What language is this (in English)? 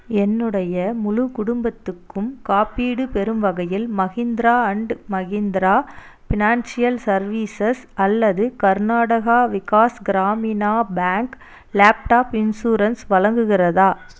Tamil